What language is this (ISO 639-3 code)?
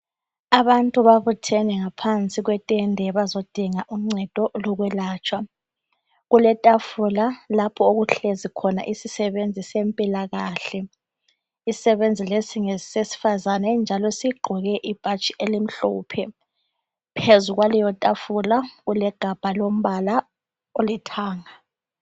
nde